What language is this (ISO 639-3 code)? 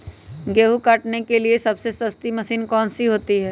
mag